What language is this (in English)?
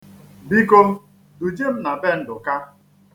Igbo